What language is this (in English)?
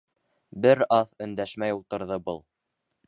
Bashkir